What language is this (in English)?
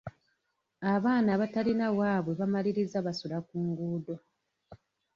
Ganda